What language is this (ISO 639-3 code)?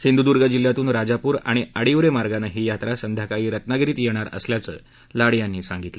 mar